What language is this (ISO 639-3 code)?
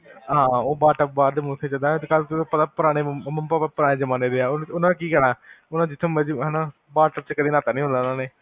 pan